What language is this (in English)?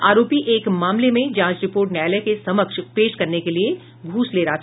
Hindi